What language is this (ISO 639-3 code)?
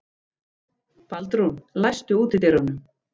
isl